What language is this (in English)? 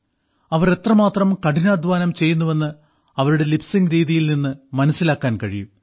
Malayalam